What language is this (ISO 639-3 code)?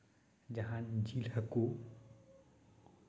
sat